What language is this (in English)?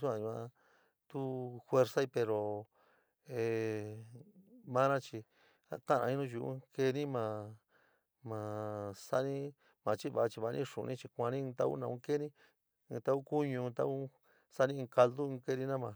San Miguel El Grande Mixtec